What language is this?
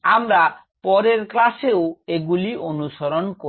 Bangla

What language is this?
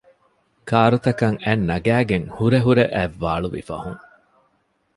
Divehi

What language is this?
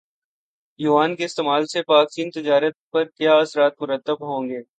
Urdu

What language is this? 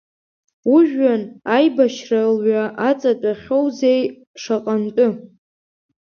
Abkhazian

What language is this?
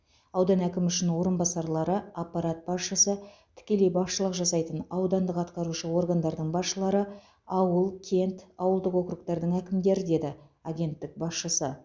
Kazakh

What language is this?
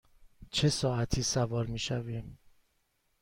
Persian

